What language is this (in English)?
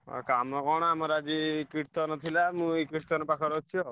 Odia